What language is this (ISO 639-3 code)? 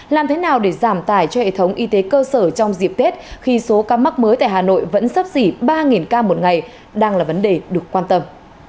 vie